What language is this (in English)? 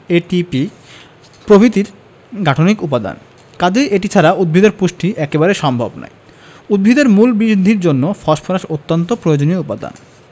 Bangla